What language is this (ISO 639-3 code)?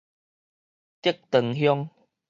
nan